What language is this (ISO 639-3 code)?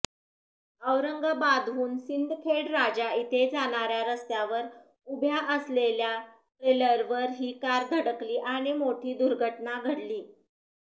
mar